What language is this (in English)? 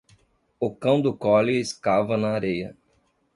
Portuguese